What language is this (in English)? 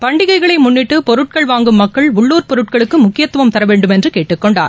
Tamil